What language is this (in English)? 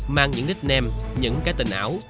Vietnamese